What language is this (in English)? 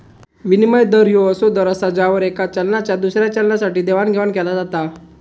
Marathi